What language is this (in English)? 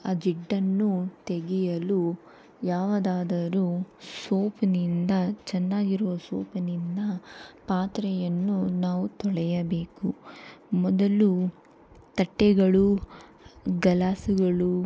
Kannada